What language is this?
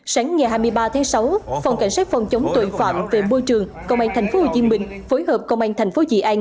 Vietnamese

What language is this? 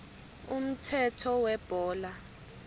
Swati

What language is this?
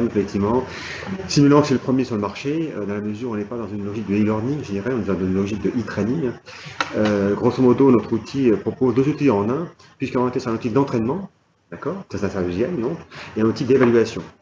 French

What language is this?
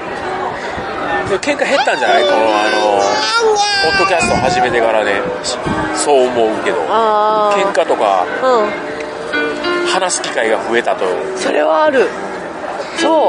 Japanese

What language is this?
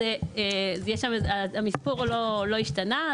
Hebrew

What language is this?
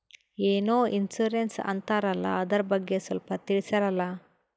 Kannada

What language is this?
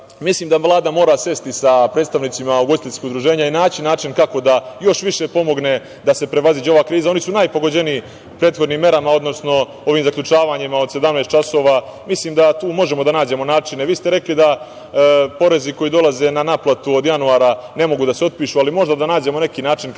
Serbian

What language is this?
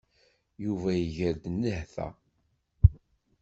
Kabyle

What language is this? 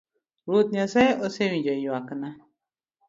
Luo (Kenya and Tanzania)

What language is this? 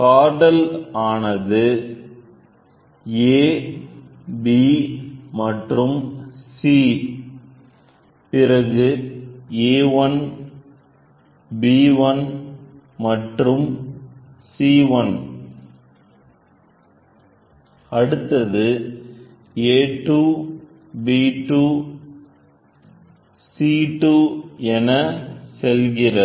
Tamil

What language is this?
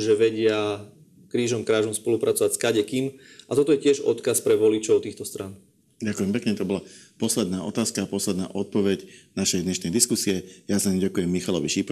Slovak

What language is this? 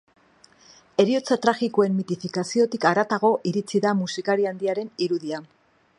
Basque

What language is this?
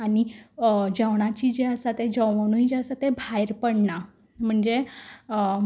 Konkani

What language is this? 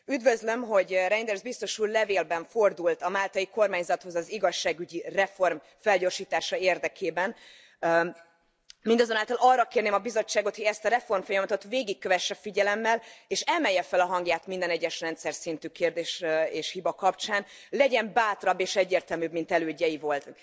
Hungarian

